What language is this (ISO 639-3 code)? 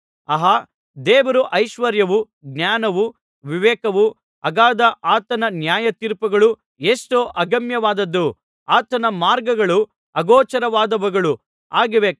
kan